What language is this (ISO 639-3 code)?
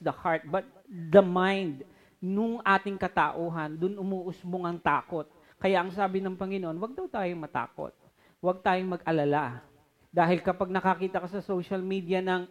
fil